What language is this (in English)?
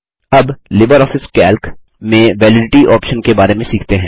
Hindi